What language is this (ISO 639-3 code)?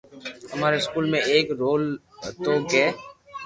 lrk